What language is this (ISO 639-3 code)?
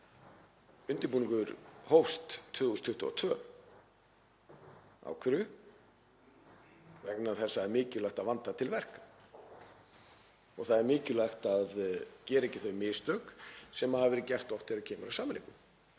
isl